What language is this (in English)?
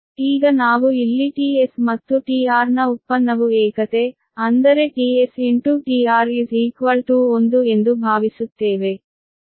Kannada